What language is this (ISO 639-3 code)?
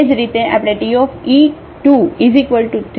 guj